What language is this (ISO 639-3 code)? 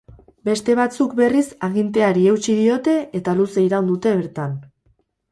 eus